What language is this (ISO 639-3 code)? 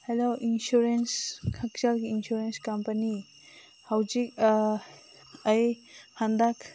mni